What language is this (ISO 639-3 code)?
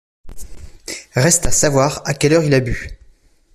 fra